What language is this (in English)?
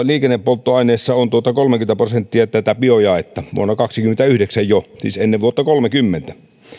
Finnish